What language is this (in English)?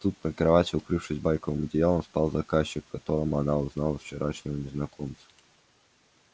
Russian